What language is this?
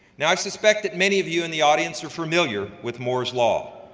English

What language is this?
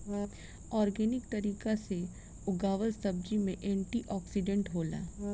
Bhojpuri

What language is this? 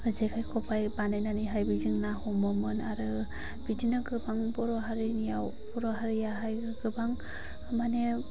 Bodo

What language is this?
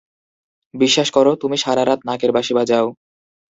Bangla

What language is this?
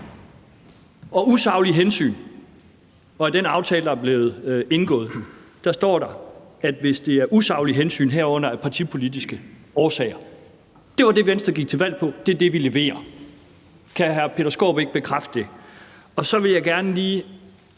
Danish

